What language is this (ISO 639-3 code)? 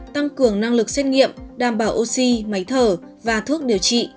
vie